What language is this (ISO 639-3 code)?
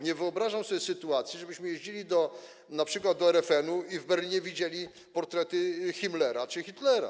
pol